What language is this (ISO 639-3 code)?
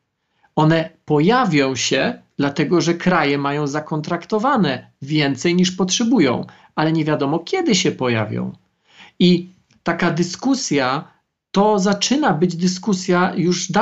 pol